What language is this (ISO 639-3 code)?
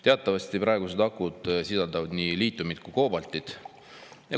est